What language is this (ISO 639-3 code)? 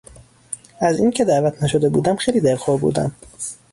fas